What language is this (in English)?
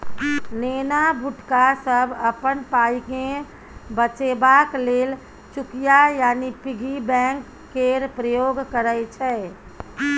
Maithili